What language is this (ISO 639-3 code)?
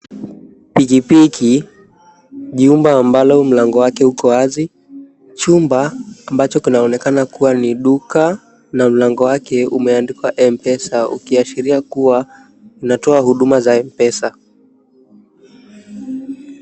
swa